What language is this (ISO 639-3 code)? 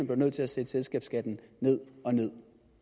dan